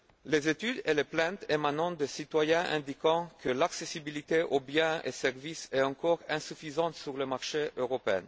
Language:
French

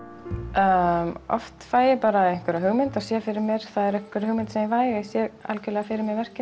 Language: Icelandic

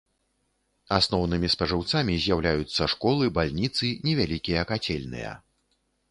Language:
Belarusian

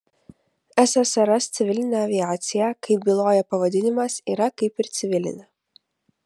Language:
Lithuanian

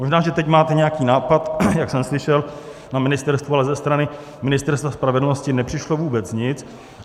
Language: Czech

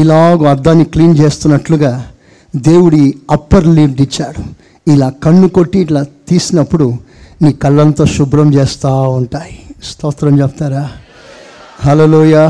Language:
Telugu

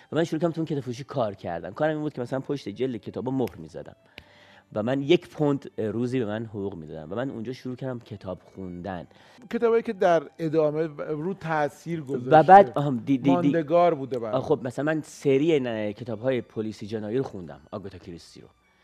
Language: Persian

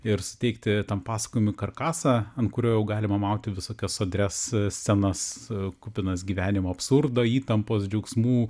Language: Lithuanian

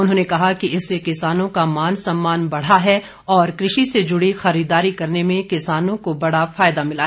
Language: Hindi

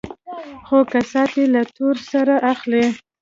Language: Pashto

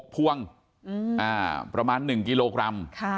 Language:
Thai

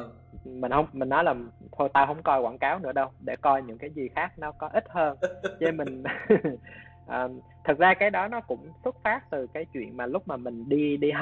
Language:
Vietnamese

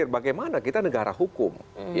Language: Indonesian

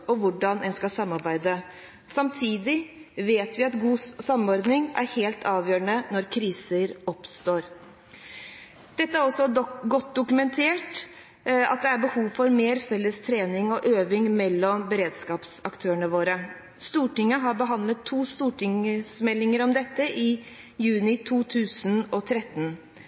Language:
Norwegian Bokmål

